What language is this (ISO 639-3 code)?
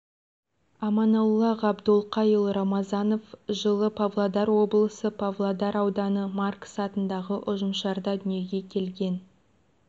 kaz